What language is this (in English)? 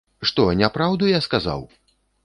Belarusian